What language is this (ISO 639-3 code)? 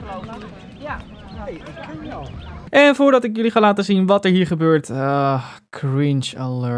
nld